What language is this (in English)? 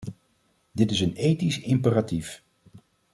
Dutch